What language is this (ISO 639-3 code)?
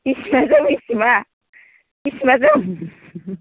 brx